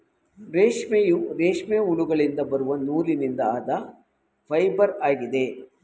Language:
Kannada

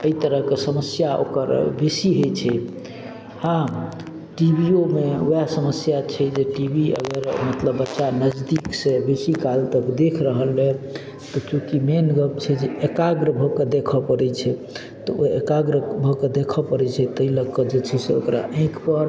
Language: Maithili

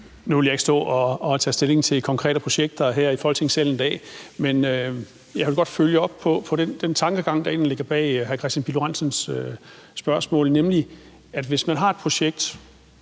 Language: Danish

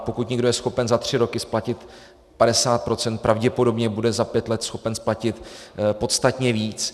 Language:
Czech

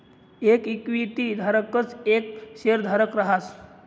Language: Marathi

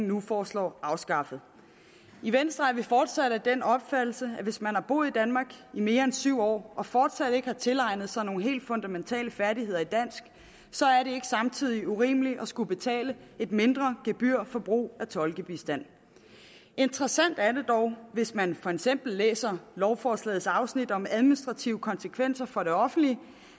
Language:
Danish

